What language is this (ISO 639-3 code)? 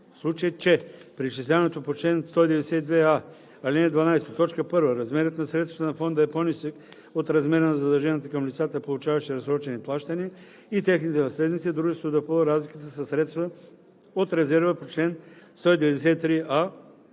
bul